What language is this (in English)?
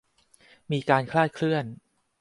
Thai